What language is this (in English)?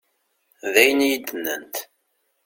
Kabyle